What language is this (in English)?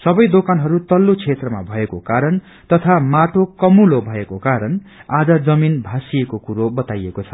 Nepali